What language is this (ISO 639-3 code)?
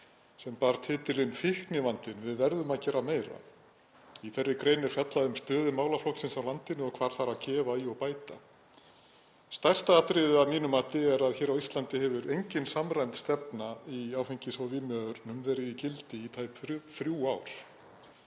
isl